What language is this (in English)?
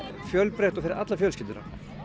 Icelandic